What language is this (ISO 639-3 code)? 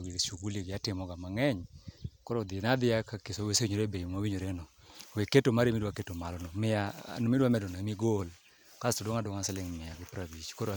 luo